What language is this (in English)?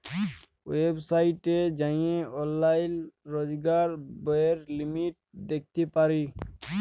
Bangla